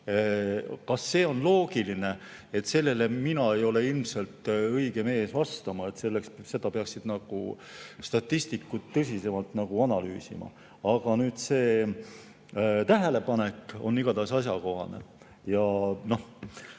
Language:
Estonian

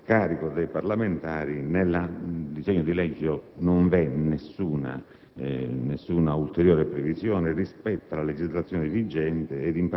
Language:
Italian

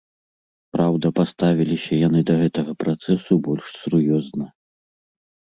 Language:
Belarusian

